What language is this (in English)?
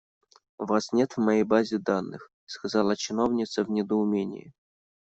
Russian